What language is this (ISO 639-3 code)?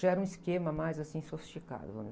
por